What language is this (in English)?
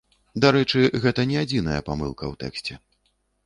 Belarusian